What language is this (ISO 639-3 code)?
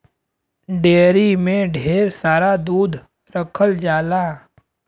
bho